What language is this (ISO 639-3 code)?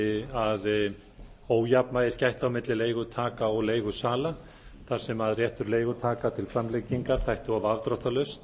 isl